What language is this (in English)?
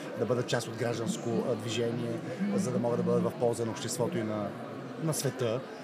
Bulgarian